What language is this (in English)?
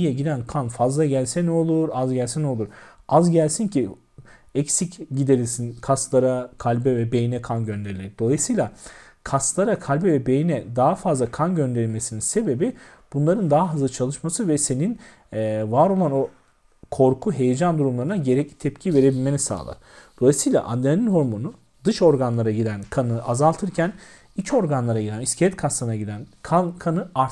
Turkish